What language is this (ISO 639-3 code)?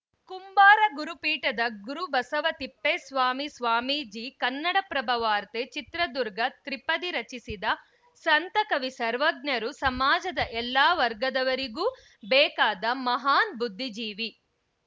kan